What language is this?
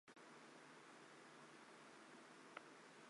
Chinese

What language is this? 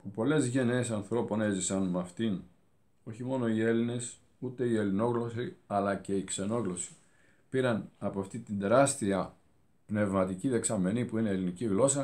Greek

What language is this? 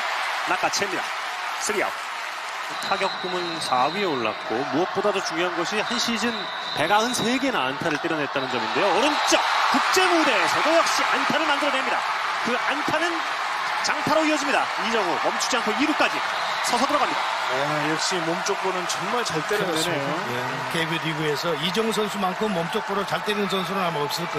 Korean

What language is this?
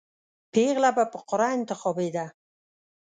Pashto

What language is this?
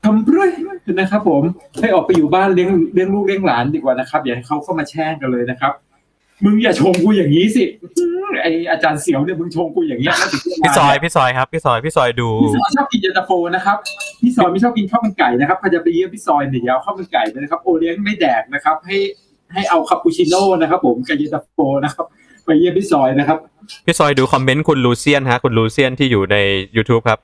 Thai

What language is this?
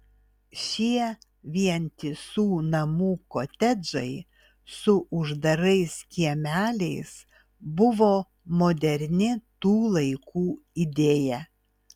Lithuanian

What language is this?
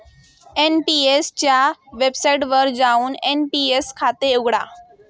Marathi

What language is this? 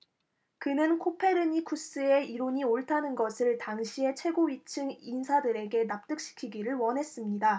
Korean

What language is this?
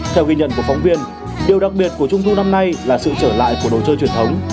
Vietnamese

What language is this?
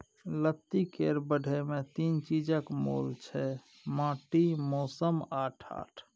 Maithili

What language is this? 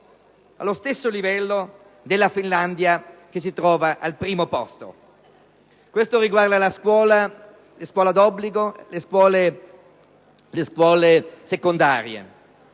Italian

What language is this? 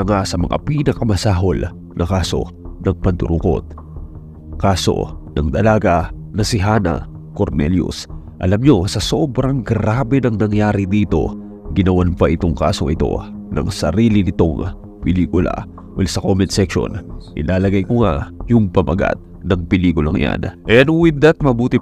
Filipino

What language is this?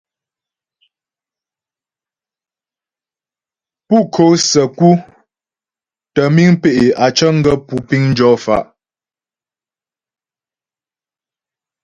Ghomala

